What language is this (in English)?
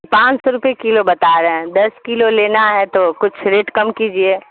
Urdu